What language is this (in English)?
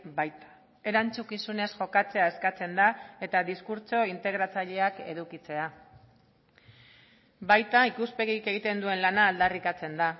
Basque